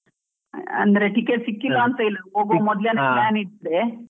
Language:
Kannada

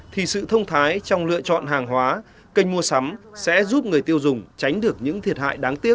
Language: Vietnamese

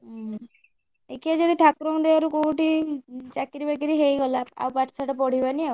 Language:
Odia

